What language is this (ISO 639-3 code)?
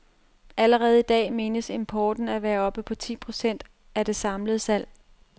dan